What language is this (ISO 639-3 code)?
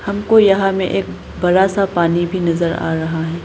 hin